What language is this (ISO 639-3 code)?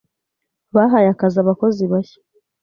kin